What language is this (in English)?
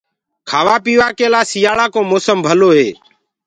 Gurgula